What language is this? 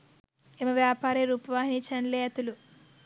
Sinhala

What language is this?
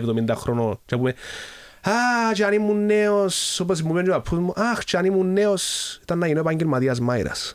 Greek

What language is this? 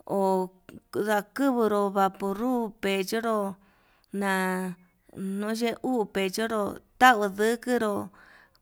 Yutanduchi Mixtec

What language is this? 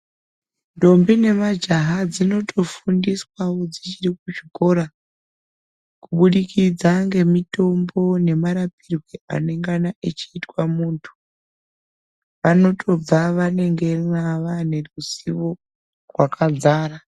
Ndau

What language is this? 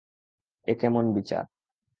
Bangla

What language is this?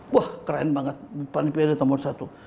Indonesian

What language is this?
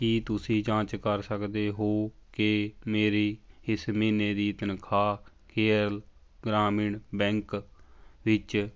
Punjabi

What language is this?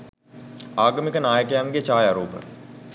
Sinhala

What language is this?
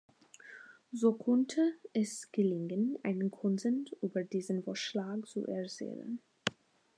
German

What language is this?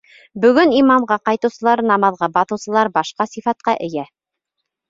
Bashkir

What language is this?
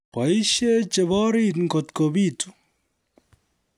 Kalenjin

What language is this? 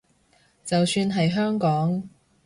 Cantonese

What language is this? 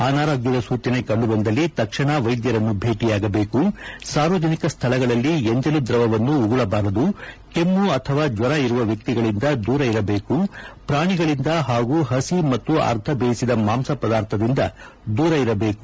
Kannada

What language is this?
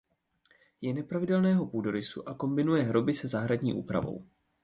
Czech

